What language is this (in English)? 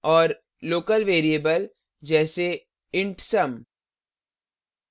Hindi